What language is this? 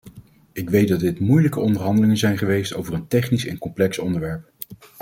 Dutch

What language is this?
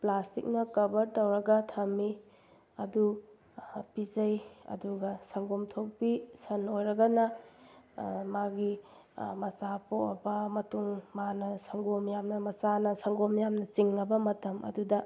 Manipuri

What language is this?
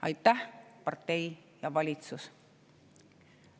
Estonian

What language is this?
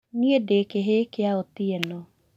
Kikuyu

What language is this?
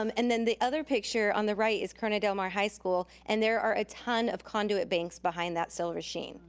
English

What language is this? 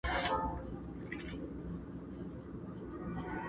Pashto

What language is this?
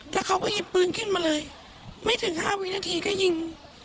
Thai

